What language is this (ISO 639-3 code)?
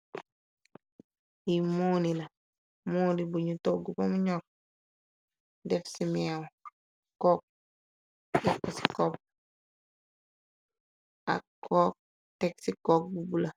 wol